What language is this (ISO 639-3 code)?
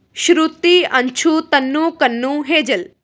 pan